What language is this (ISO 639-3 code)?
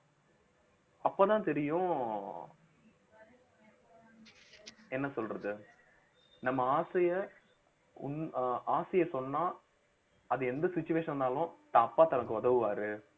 tam